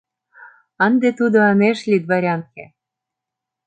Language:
Mari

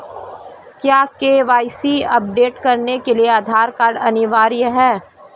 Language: Hindi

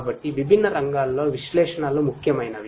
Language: Telugu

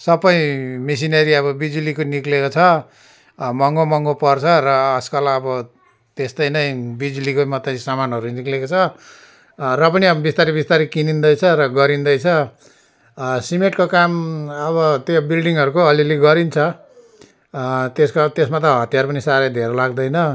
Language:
Nepali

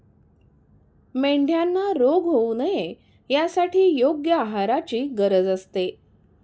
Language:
Marathi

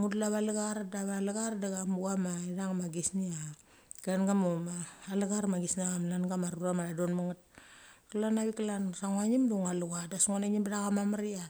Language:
Mali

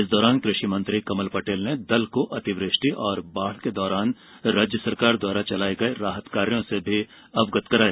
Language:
Hindi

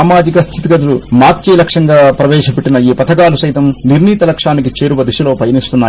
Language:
Telugu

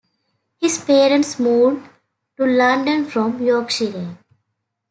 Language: English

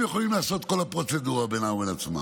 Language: Hebrew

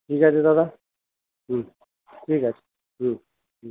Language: Bangla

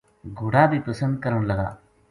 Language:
Gujari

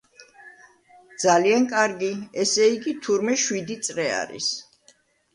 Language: Georgian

